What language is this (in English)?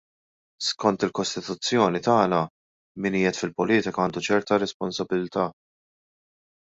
Maltese